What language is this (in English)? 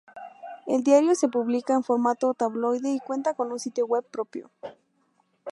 Spanish